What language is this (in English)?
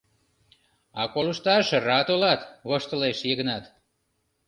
Mari